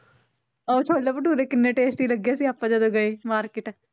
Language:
Punjabi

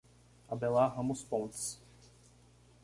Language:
Portuguese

